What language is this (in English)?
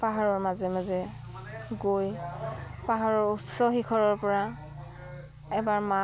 Assamese